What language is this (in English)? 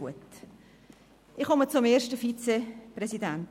Swiss German